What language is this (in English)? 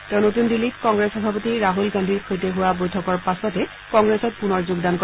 Assamese